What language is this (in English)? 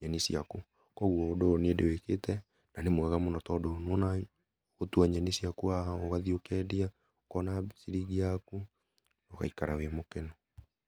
Kikuyu